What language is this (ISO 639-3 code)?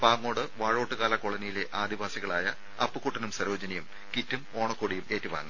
mal